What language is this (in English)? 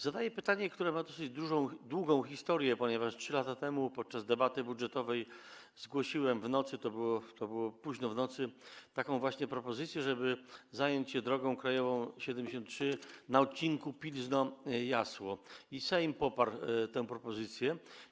Polish